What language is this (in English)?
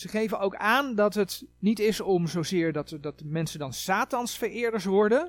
Dutch